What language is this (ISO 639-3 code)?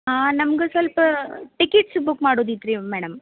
kan